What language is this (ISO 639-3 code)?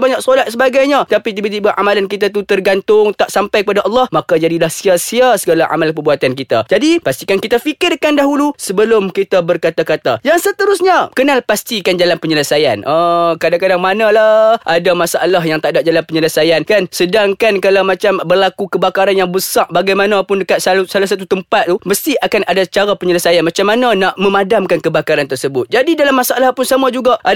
msa